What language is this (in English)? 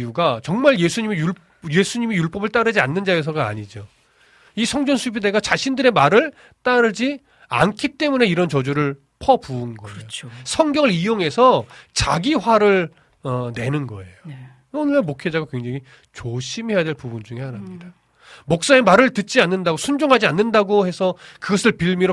Korean